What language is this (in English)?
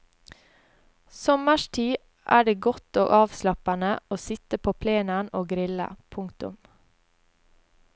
Norwegian